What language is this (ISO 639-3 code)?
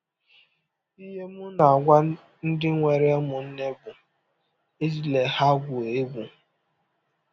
ibo